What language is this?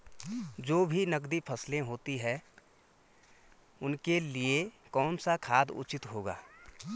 Hindi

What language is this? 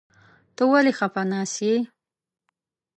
Pashto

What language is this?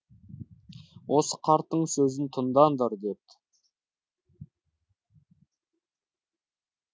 Kazakh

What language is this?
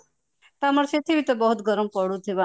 Odia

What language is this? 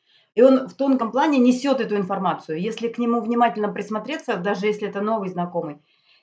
Russian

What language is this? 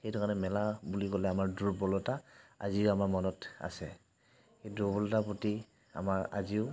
Assamese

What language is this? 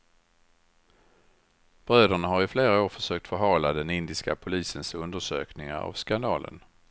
Swedish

